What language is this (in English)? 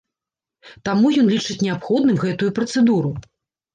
Belarusian